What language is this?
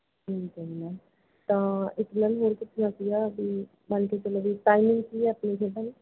Punjabi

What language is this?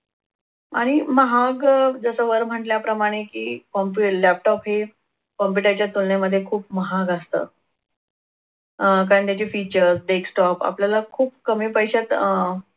Marathi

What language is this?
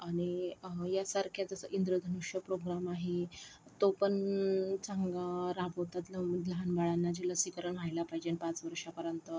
Marathi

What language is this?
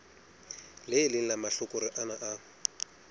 Southern Sotho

